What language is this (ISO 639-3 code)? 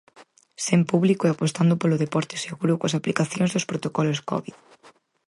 glg